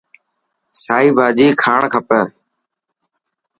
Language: Dhatki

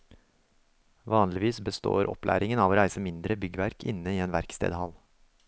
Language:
Norwegian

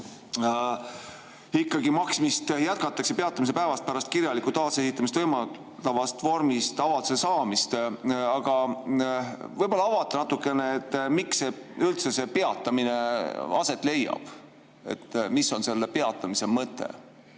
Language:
Estonian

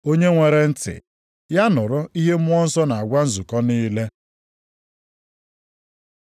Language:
Igbo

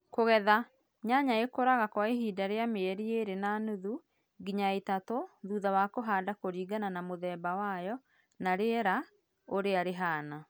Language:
Kikuyu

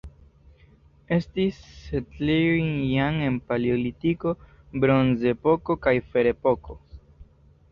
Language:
Esperanto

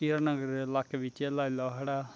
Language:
Dogri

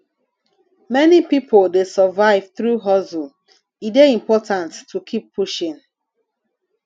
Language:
Nigerian Pidgin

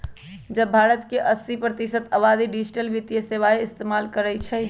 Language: Magahi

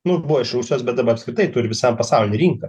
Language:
Lithuanian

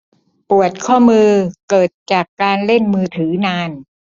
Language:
Thai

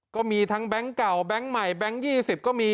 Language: Thai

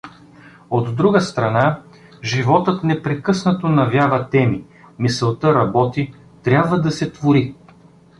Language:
Bulgarian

